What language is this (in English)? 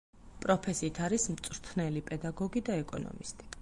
Georgian